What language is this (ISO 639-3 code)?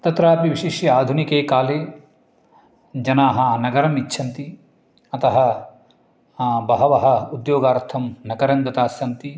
san